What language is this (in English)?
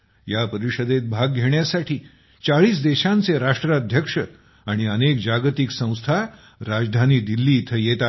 Marathi